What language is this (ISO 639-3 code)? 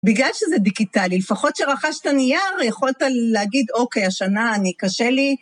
heb